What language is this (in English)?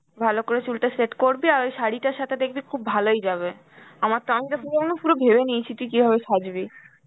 Bangla